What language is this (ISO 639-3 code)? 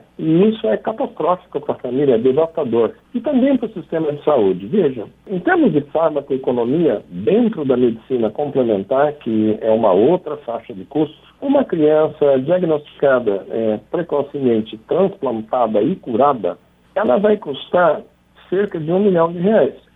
por